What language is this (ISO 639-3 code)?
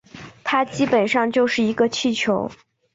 zho